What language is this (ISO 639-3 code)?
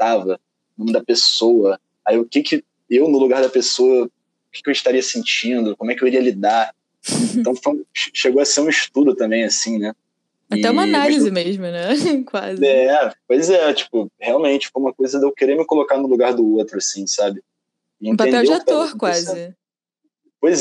por